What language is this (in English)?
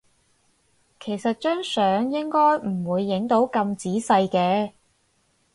Cantonese